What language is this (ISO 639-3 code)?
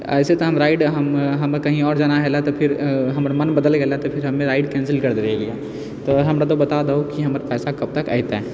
mai